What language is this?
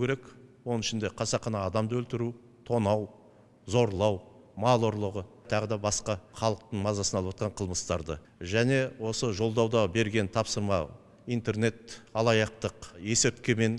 Turkish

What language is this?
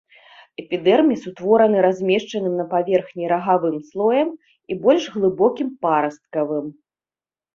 Belarusian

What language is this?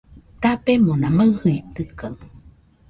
Nüpode Huitoto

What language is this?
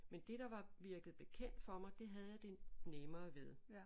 Danish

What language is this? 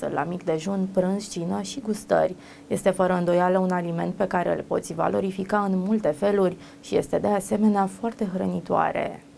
Romanian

